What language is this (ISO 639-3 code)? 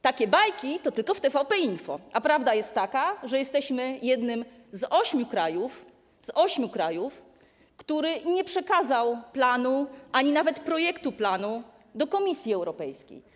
pol